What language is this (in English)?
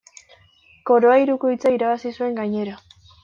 Basque